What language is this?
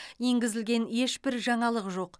Kazakh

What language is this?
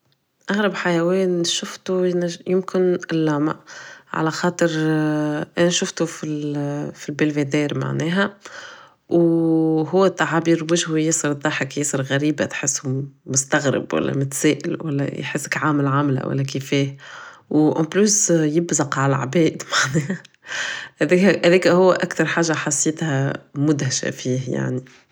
Tunisian Arabic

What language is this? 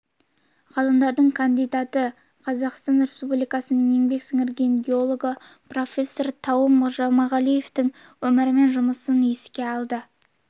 Kazakh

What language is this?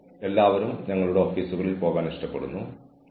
Malayalam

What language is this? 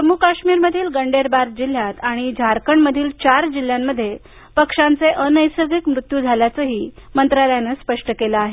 Marathi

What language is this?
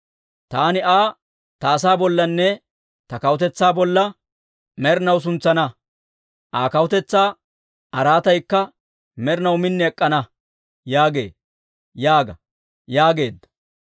Dawro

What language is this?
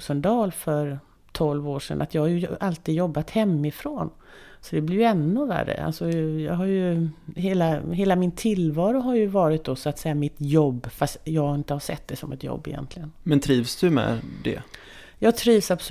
Swedish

